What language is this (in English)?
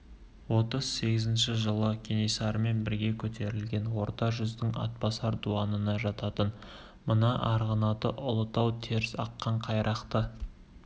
Kazakh